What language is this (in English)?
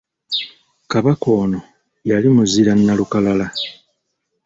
Ganda